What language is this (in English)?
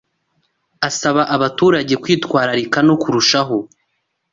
Kinyarwanda